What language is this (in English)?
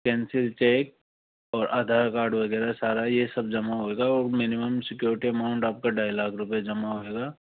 Hindi